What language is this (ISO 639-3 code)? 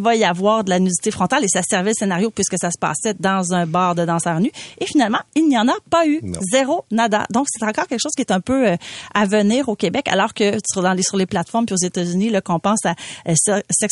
fra